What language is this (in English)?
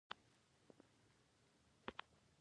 Pashto